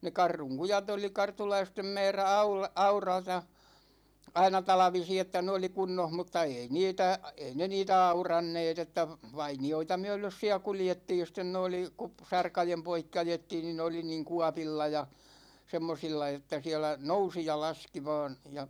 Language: Finnish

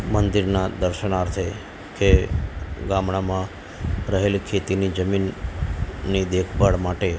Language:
Gujarati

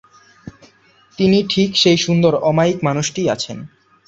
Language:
Bangla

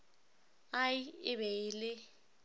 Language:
Northern Sotho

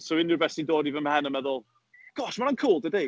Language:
Welsh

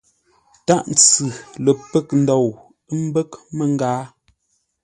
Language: Ngombale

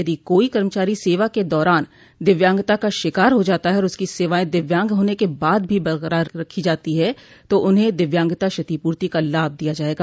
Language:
Hindi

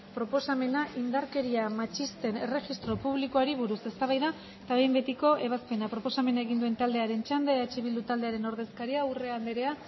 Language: Basque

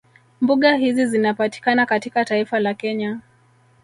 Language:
Swahili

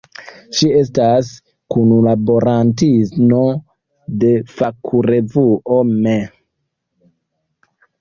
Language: Esperanto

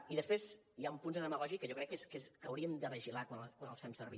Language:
Catalan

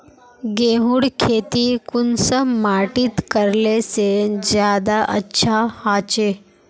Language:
Magahi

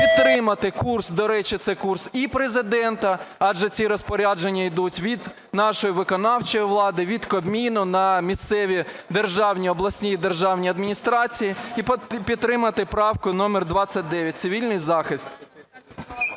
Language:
Ukrainian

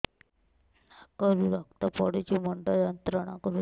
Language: Odia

